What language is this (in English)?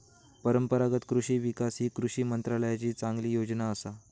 Marathi